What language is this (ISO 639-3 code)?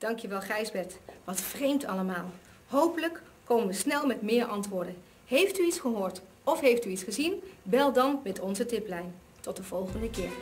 nld